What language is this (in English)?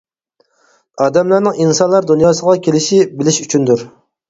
Uyghur